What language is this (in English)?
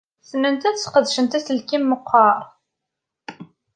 Kabyle